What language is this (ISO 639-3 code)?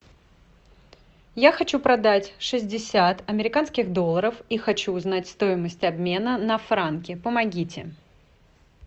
rus